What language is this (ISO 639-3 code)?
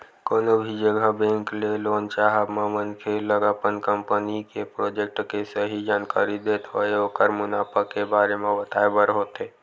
hne